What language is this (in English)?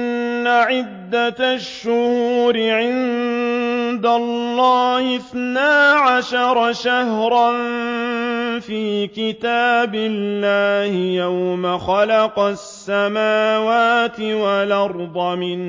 Arabic